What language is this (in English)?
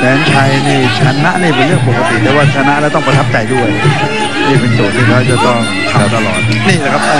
Thai